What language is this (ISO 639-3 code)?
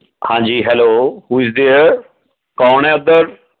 pan